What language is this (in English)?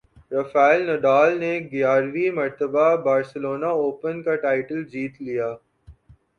Urdu